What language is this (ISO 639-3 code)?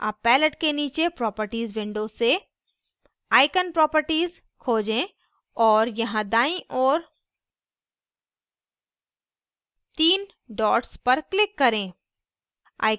hin